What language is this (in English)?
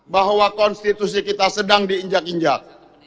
Indonesian